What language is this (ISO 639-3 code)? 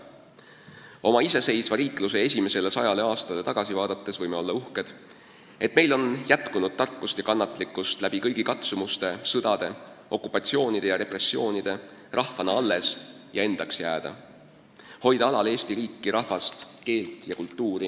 est